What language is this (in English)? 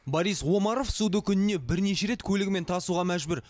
Kazakh